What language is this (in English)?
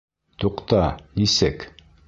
Bashkir